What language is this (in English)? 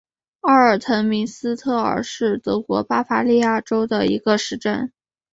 Chinese